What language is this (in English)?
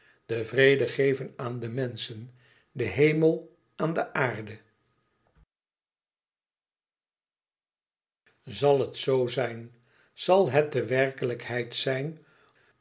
Dutch